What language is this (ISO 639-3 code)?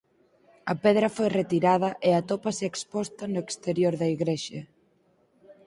glg